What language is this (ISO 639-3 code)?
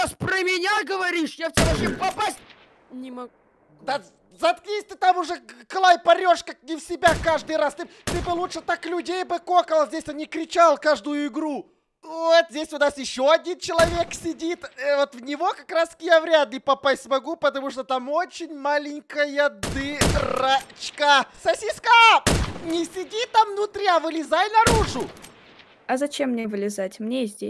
rus